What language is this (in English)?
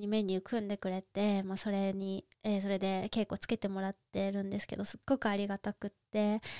Japanese